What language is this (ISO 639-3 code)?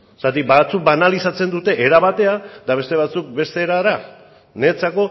eus